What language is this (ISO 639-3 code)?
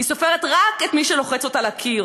heb